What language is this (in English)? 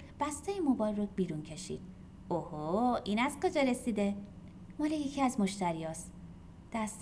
Persian